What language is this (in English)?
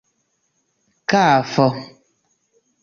Esperanto